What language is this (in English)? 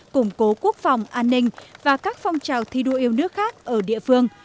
Vietnamese